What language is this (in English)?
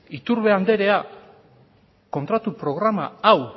Basque